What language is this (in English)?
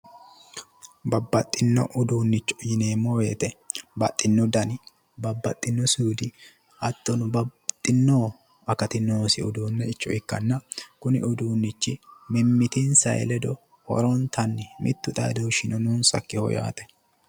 Sidamo